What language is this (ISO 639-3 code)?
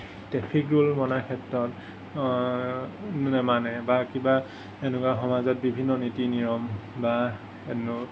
asm